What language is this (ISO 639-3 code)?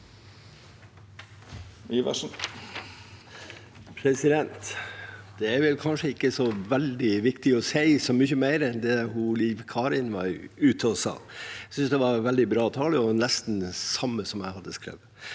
nor